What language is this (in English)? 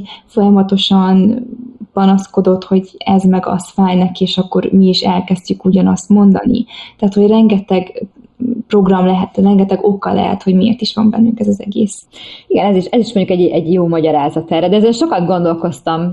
Hungarian